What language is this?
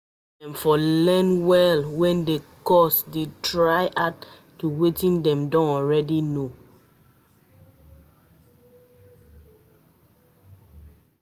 Nigerian Pidgin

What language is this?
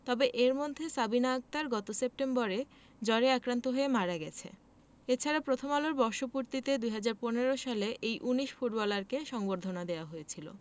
Bangla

